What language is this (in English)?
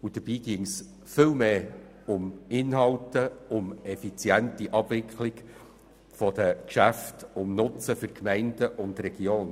Swiss German